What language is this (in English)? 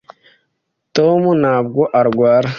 Kinyarwanda